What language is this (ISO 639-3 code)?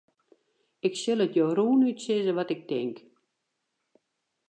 fry